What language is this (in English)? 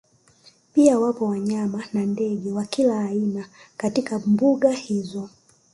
Swahili